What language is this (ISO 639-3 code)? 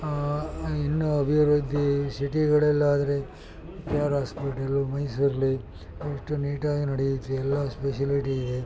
kan